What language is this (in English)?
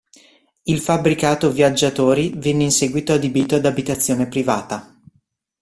Italian